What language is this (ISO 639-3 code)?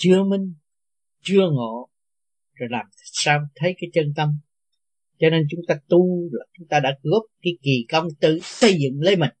vie